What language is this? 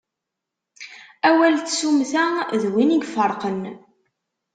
Kabyle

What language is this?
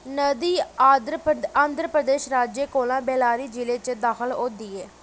Dogri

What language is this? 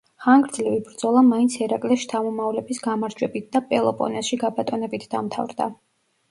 Georgian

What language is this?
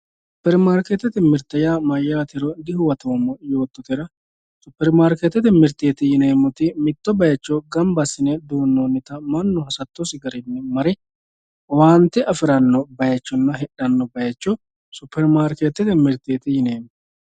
Sidamo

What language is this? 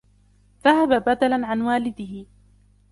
Arabic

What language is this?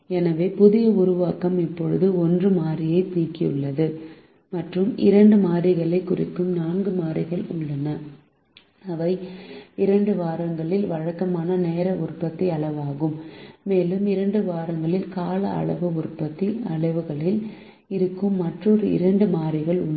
Tamil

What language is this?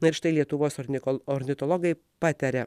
Lithuanian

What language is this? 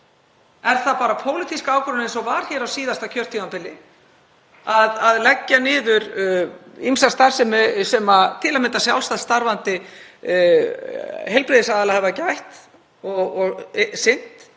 Icelandic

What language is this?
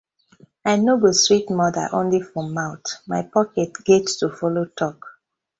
Nigerian Pidgin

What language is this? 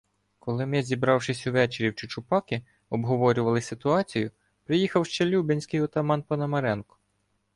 Ukrainian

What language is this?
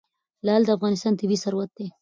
Pashto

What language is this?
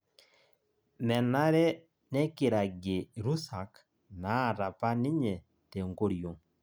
Masai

